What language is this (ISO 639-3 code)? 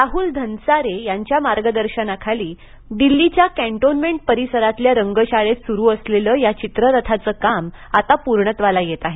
mar